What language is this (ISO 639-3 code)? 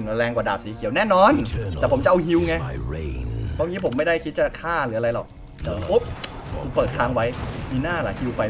tha